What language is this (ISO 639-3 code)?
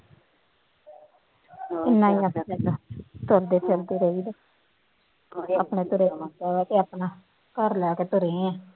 pan